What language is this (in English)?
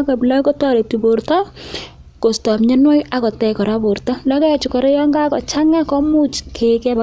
Kalenjin